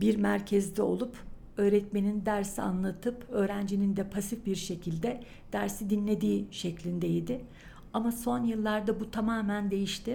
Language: Turkish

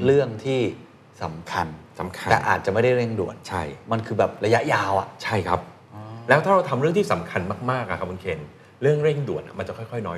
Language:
Thai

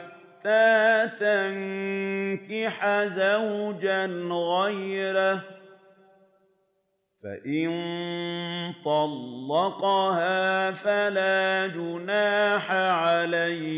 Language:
Arabic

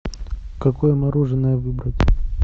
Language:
Russian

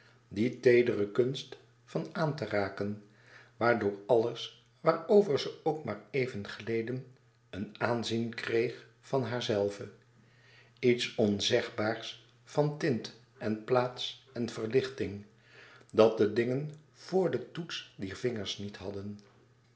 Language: Dutch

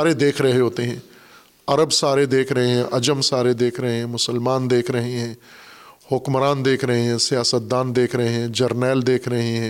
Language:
Urdu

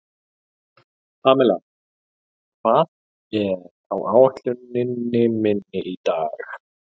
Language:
Icelandic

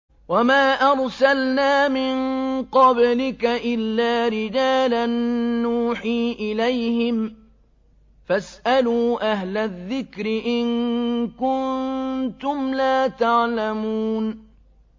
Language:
Arabic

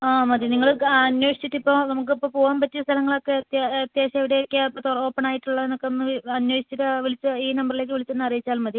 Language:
Malayalam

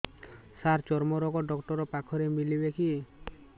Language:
Odia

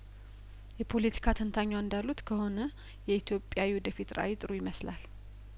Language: Amharic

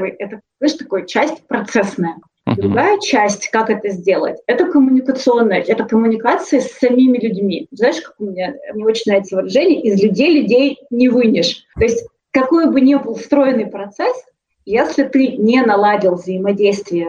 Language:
Russian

